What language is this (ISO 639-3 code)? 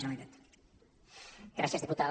cat